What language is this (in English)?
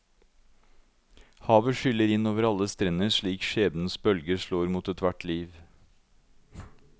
Norwegian